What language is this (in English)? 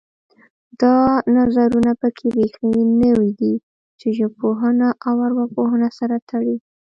Pashto